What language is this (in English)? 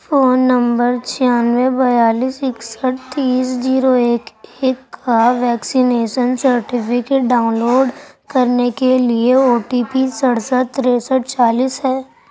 Urdu